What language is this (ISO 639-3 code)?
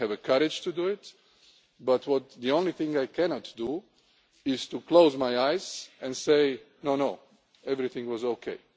eng